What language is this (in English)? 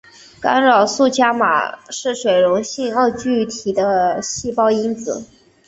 Chinese